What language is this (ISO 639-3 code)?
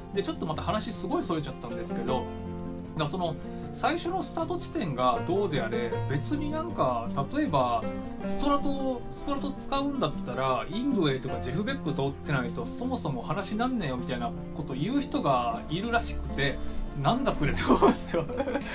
jpn